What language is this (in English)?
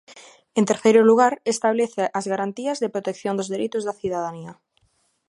Galician